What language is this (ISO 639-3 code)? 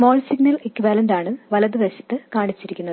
mal